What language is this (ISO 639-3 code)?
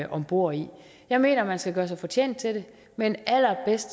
dan